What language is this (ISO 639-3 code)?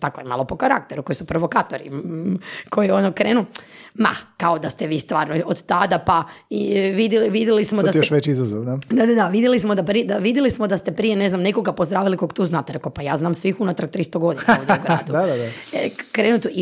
hrv